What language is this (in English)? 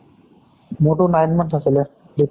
Assamese